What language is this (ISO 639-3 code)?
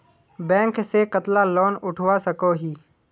mag